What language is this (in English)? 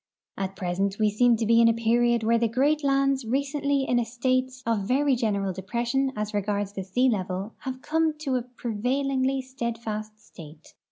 English